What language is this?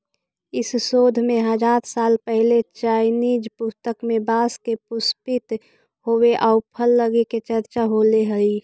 Magahi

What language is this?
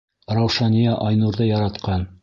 Bashkir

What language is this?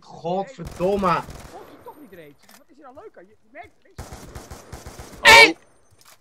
Dutch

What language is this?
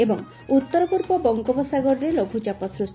Odia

